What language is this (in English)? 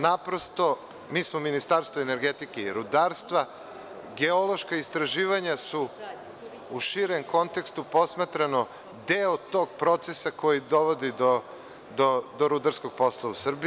Serbian